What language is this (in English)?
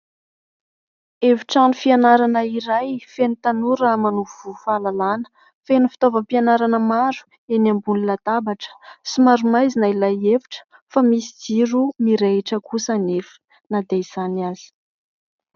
Malagasy